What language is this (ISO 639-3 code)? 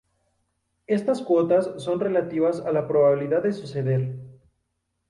spa